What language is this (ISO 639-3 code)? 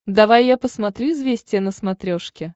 rus